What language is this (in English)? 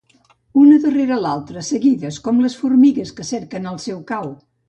Catalan